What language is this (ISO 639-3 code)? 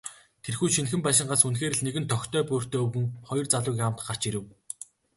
mon